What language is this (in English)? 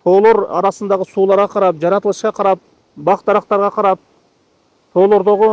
Turkish